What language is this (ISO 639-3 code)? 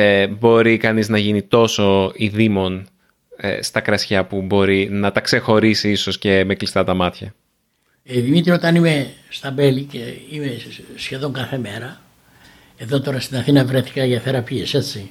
ell